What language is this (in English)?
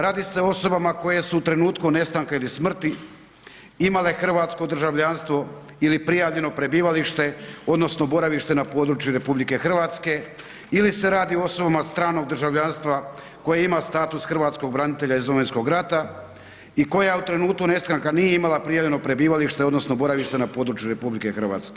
Croatian